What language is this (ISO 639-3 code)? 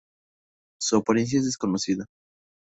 spa